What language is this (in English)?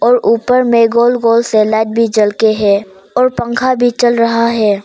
Hindi